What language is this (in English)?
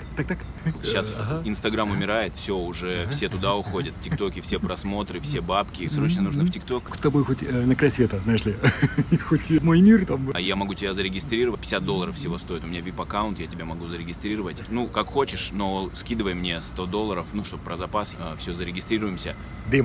Russian